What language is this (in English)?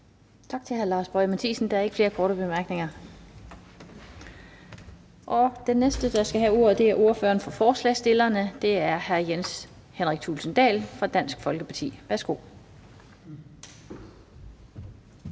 Danish